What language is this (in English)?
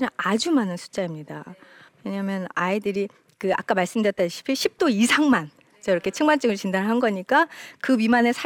Korean